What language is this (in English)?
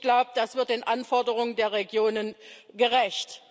German